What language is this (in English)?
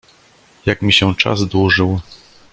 Polish